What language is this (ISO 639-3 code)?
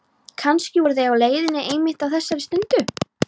isl